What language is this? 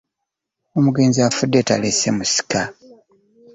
Ganda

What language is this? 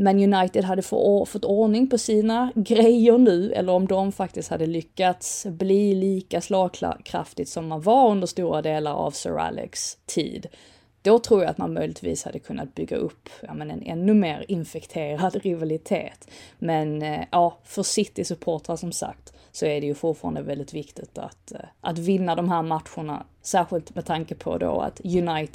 Swedish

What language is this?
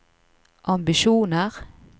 Norwegian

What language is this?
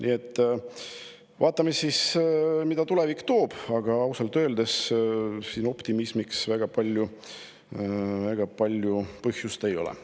Estonian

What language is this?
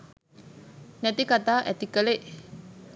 Sinhala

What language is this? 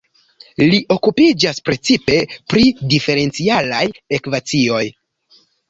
Esperanto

